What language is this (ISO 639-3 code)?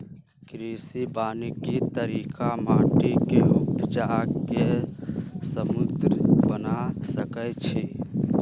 mag